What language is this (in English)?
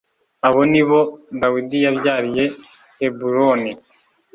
Kinyarwanda